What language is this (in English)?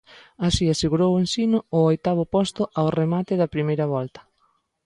Galician